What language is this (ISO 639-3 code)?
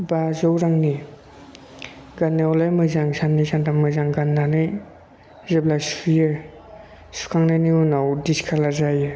brx